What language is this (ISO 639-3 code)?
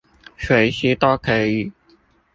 zho